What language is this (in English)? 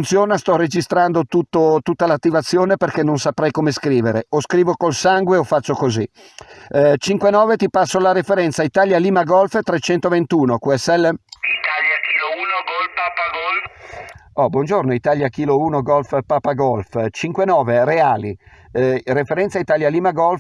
Italian